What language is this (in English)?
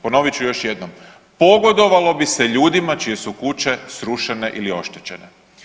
Croatian